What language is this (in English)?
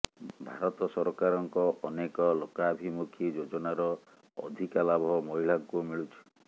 Odia